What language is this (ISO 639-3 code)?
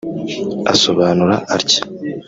kin